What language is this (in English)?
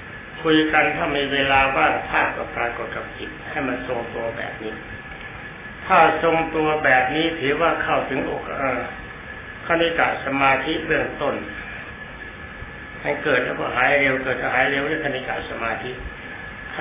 Thai